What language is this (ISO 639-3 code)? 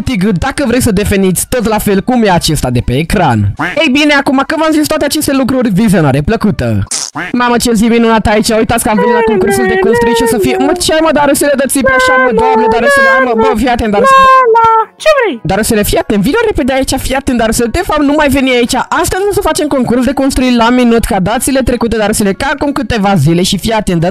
ron